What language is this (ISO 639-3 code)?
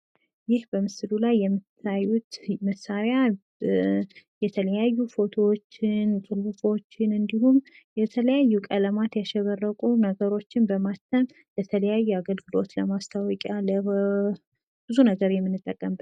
amh